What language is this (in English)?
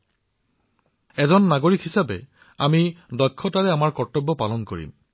Assamese